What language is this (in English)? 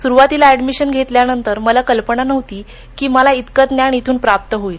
Marathi